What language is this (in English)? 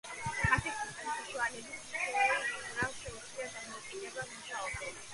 Georgian